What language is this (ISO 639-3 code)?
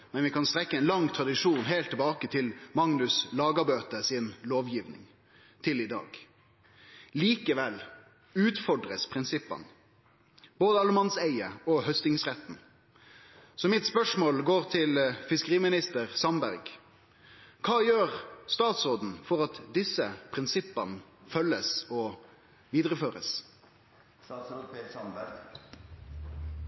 nno